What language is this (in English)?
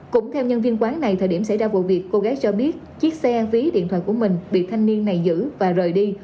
Vietnamese